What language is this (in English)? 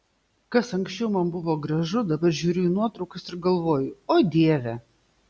Lithuanian